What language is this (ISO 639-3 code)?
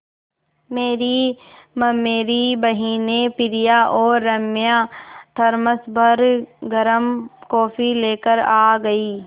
hin